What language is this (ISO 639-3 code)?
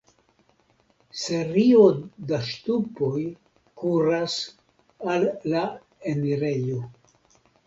epo